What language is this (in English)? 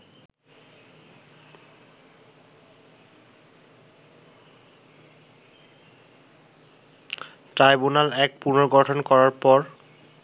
Bangla